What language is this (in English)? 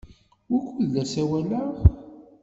Kabyle